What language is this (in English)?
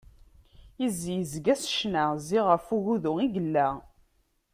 Kabyle